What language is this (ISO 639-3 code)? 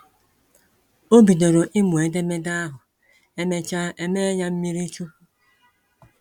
ibo